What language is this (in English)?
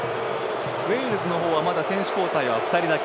Japanese